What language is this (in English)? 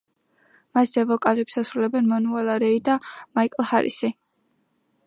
Georgian